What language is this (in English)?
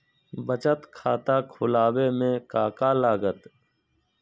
Magahi